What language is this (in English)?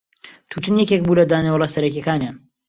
Central Kurdish